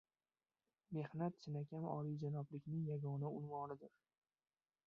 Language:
Uzbek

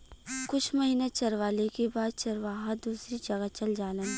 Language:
Bhojpuri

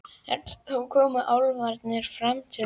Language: Icelandic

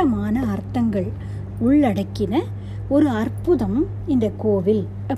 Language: Tamil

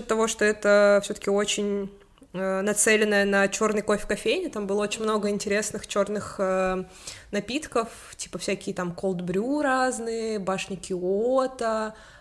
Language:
Russian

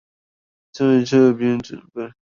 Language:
Chinese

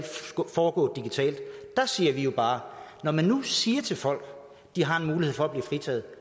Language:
Danish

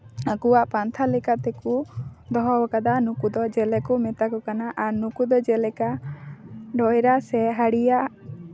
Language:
Santali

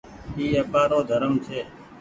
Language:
Goaria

